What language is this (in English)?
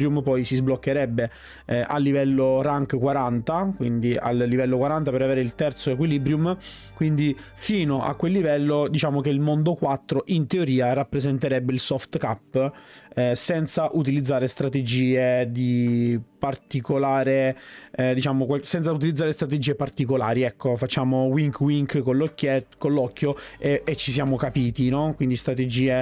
Italian